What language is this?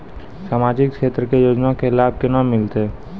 Maithili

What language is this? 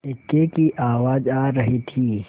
Hindi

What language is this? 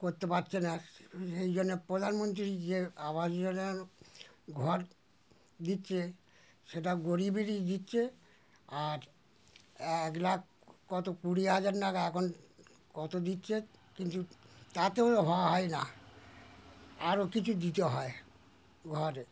Bangla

